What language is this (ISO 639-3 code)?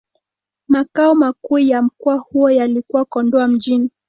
swa